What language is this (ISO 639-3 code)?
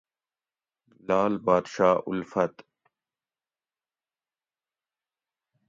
gwc